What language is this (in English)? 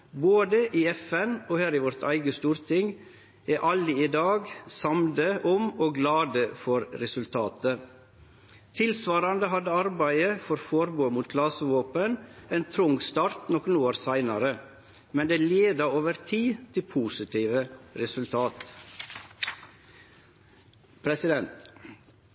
Norwegian Nynorsk